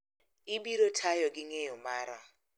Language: Luo (Kenya and Tanzania)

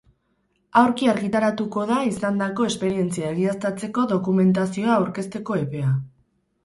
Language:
Basque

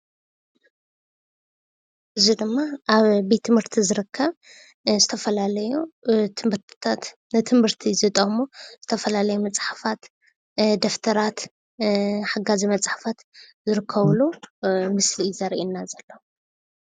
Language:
Tigrinya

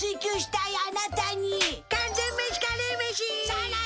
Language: Japanese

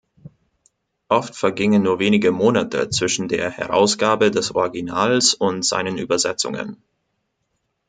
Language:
German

